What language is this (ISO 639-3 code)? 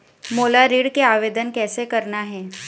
hne